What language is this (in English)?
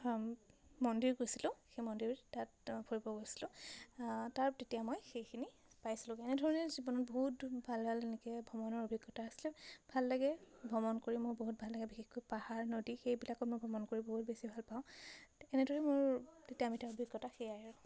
Assamese